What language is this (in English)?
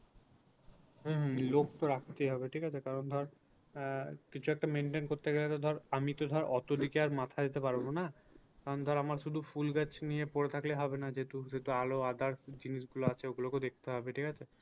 Bangla